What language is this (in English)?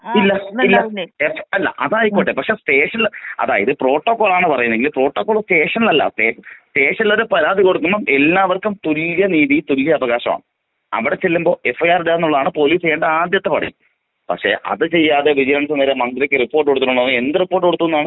Malayalam